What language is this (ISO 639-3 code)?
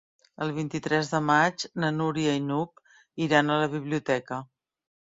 cat